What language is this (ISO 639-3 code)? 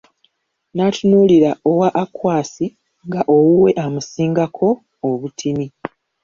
lug